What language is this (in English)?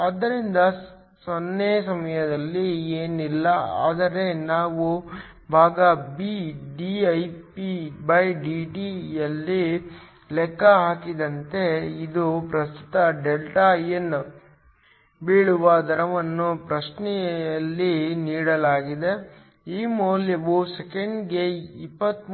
Kannada